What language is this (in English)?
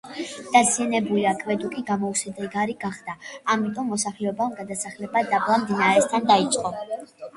Georgian